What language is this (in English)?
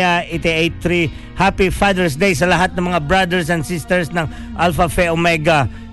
Filipino